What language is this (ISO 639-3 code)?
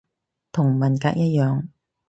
yue